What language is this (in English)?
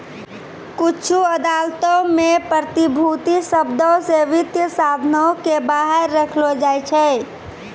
Maithili